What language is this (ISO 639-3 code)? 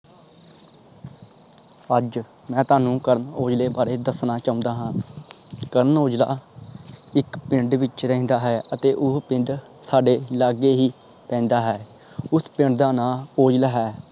pan